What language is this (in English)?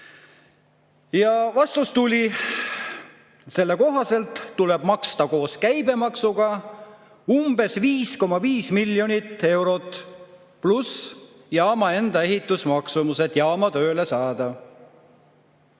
Estonian